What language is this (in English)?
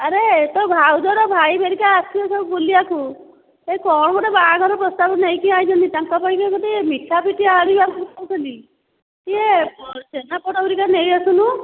Odia